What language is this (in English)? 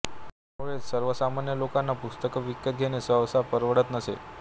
Marathi